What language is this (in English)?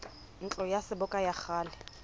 Southern Sotho